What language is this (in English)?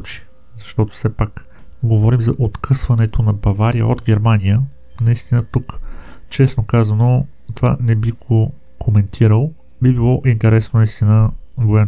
Bulgarian